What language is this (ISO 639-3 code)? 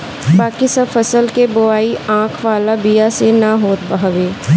bho